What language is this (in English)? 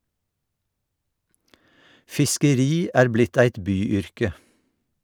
Norwegian